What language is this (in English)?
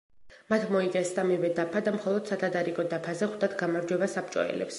Georgian